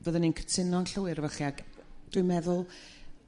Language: Welsh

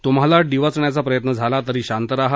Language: Marathi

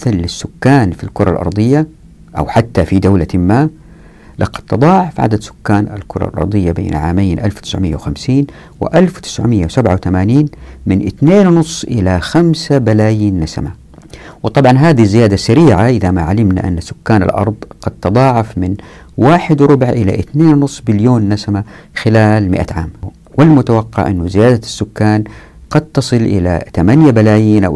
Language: Arabic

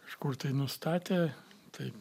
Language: Lithuanian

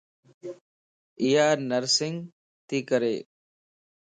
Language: Lasi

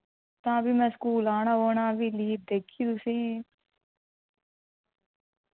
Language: Dogri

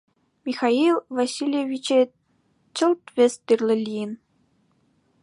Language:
Mari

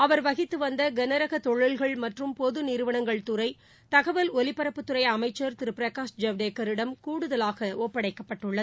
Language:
Tamil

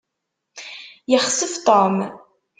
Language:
Kabyle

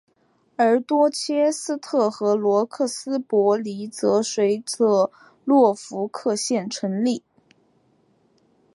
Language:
Chinese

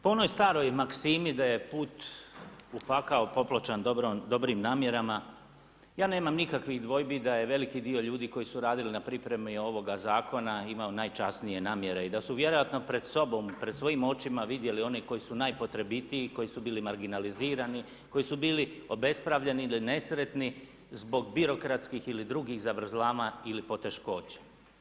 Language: Croatian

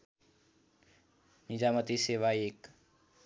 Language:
Nepali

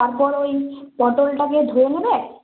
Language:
Bangla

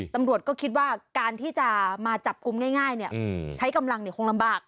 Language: Thai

